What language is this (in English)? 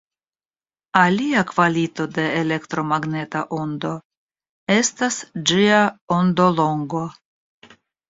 Esperanto